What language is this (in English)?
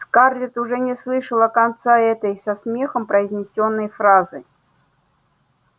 Russian